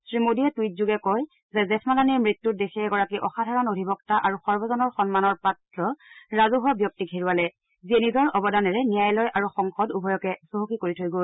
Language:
Assamese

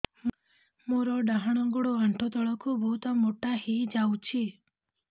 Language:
Odia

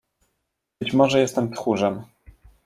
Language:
Polish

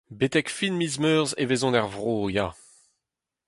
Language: Breton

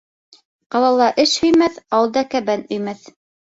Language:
Bashkir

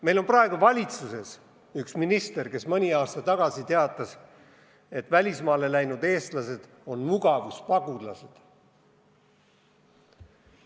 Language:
Estonian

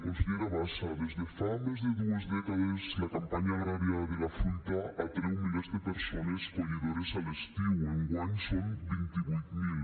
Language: Catalan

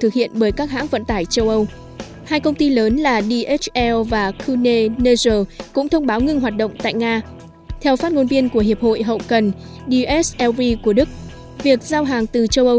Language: Vietnamese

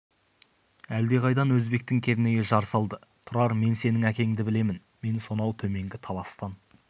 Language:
Kazakh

